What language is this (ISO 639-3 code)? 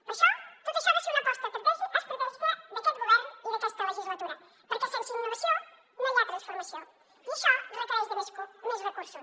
cat